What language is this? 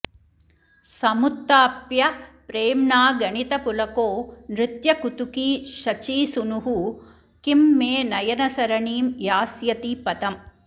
Sanskrit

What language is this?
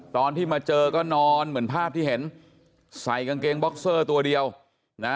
Thai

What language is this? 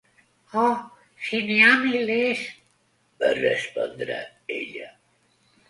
Catalan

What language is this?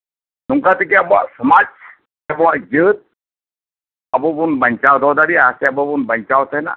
Santali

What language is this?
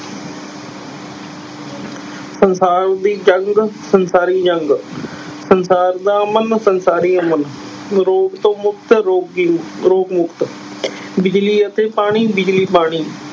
Punjabi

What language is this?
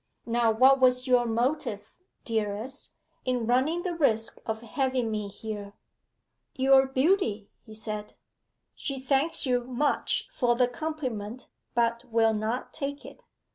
English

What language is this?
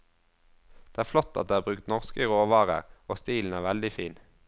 Norwegian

